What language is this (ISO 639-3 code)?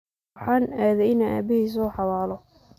som